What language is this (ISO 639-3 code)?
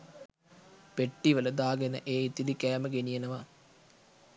sin